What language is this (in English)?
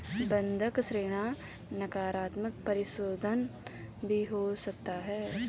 Hindi